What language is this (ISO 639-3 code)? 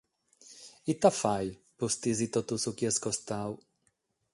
srd